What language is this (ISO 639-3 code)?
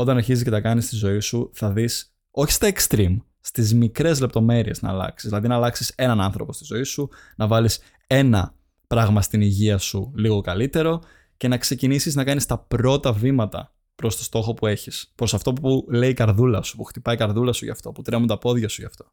ell